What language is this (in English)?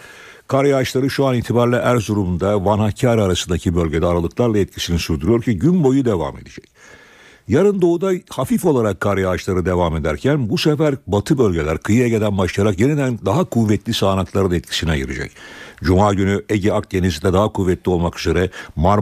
Turkish